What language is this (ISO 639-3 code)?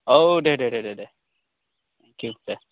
brx